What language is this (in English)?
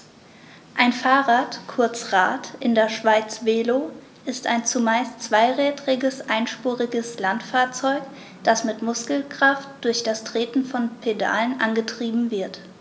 German